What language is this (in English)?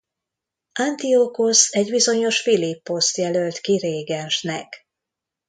Hungarian